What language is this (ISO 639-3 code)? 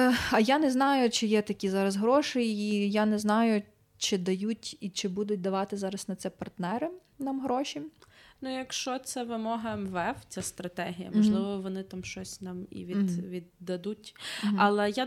ukr